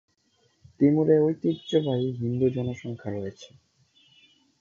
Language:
Bangla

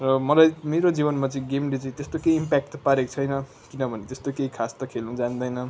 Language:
Nepali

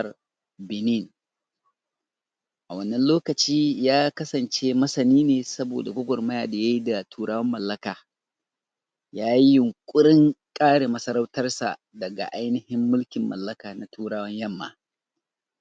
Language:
Hausa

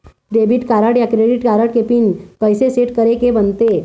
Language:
Chhattisgarhi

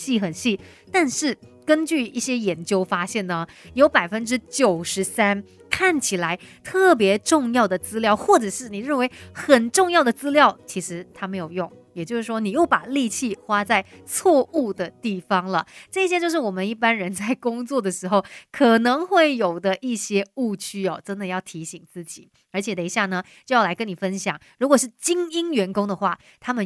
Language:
Chinese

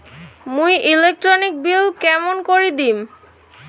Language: Bangla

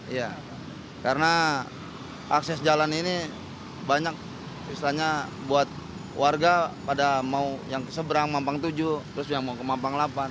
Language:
Indonesian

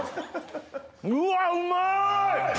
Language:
Japanese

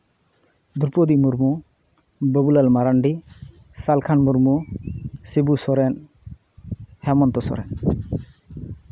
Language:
Santali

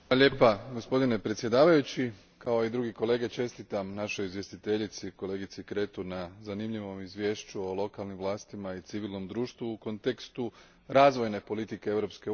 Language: Croatian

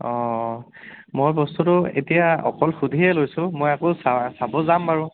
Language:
Assamese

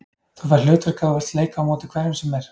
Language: Icelandic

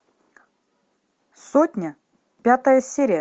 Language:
Russian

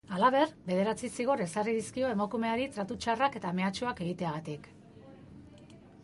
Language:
Basque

